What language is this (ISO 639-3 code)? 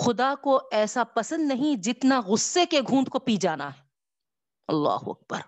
urd